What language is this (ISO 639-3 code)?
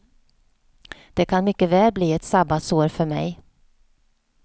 swe